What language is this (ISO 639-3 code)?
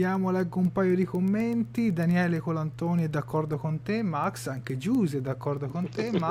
ita